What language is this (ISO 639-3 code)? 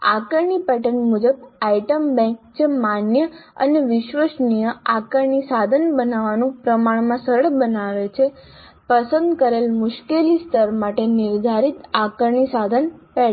guj